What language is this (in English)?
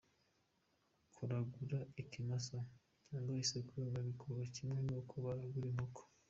Kinyarwanda